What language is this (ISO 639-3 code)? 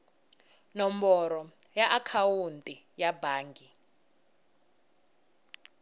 tso